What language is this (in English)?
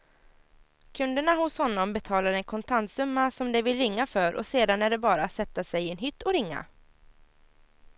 Swedish